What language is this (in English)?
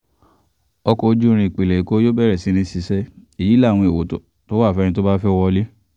Yoruba